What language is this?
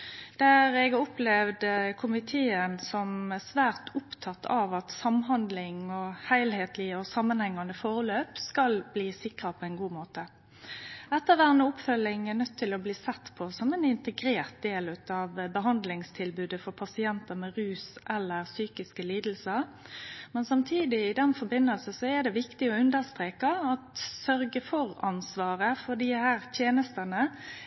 Norwegian Nynorsk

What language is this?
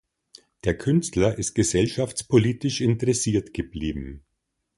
German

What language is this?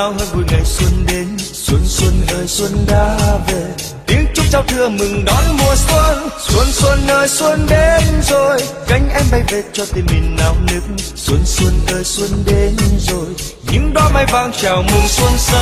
Vietnamese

